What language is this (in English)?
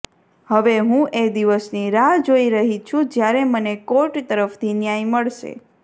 Gujarati